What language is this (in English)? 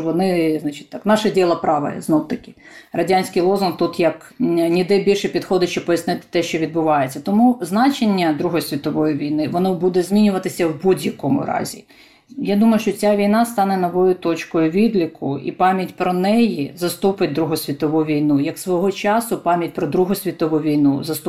Ukrainian